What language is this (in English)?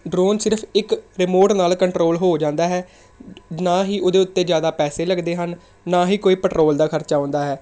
Punjabi